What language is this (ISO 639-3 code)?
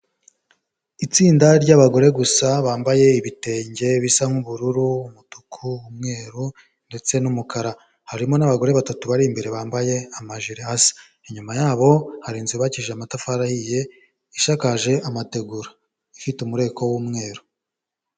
kin